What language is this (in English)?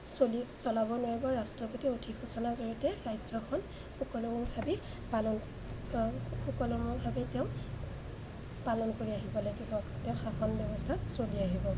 Assamese